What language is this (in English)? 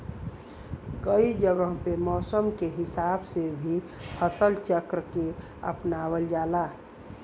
Bhojpuri